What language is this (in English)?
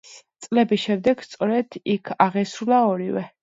Georgian